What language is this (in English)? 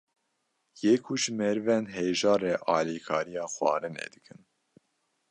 Kurdish